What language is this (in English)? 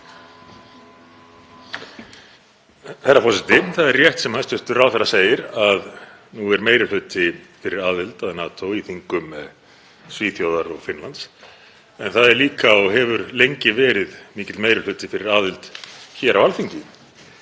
Icelandic